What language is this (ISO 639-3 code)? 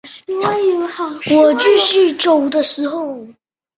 zho